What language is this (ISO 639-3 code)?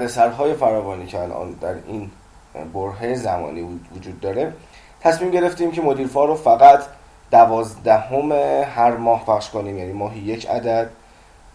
fas